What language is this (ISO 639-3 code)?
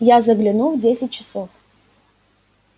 rus